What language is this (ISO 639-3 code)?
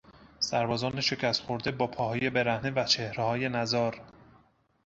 fas